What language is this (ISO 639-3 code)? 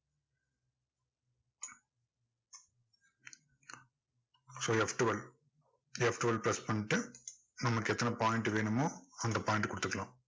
tam